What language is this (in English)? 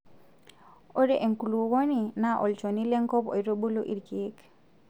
Masai